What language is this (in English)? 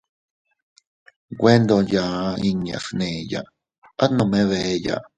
Teutila Cuicatec